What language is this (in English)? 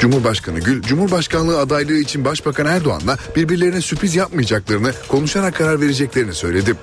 Turkish